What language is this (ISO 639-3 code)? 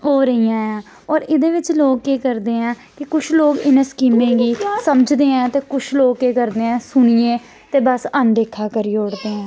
doi